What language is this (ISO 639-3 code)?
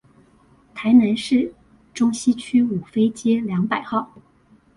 zho